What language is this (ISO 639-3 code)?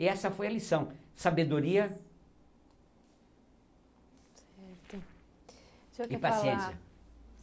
por